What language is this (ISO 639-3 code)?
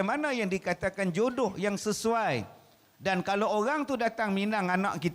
msa